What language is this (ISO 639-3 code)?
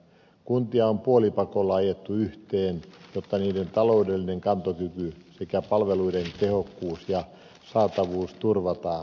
fin